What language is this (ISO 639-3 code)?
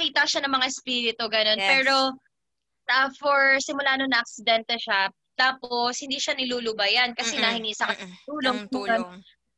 fil